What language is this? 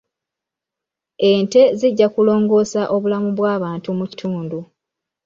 Ganda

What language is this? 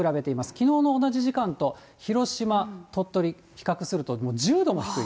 Japanese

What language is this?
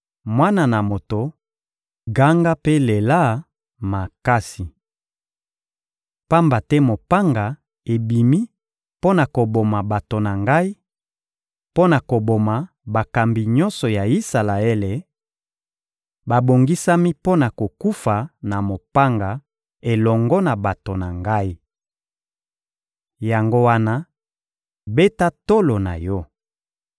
Lingala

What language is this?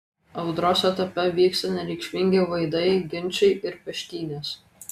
Lithuanian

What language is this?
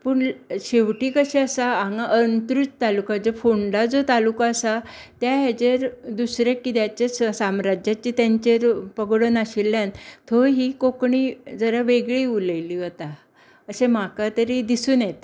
Konkani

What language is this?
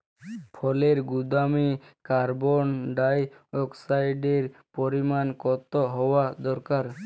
Bangla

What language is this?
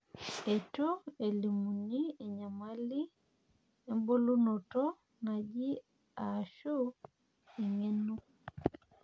Masai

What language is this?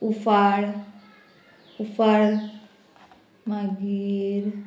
Konkani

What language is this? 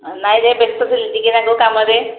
Odia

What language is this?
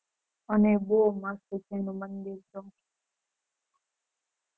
Gujarati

